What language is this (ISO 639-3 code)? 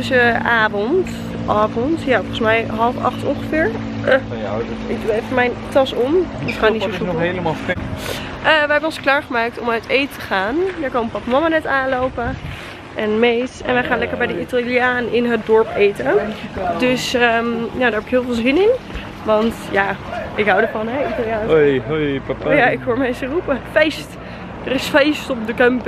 nld